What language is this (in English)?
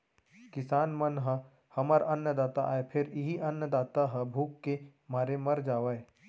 Chhattisgarhi